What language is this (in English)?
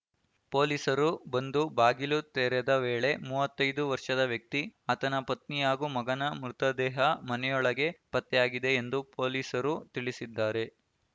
Kannada